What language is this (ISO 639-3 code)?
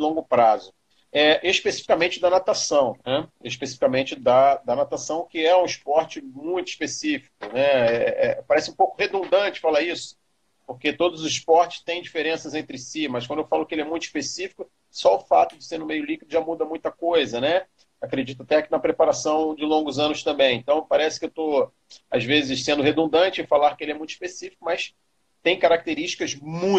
por